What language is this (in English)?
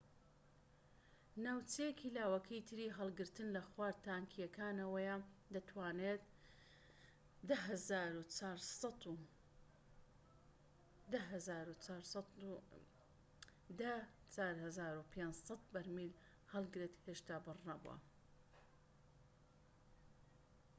Central Kurdish